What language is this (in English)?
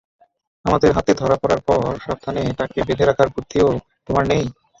Bangla